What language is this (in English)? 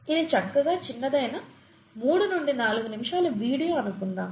Telugu